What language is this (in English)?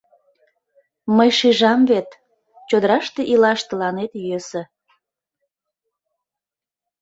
Mari